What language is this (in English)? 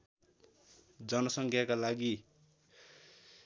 Nepali